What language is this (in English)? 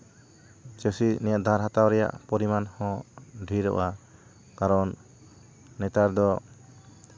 Santali